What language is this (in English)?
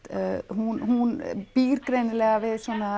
Icelandic